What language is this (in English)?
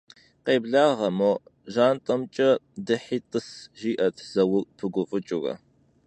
Kabardian